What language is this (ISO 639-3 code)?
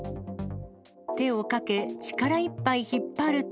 jpn